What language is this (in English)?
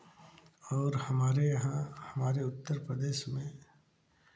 Hindi